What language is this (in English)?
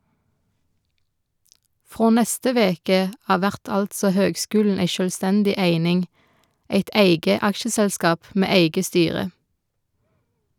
Norwegian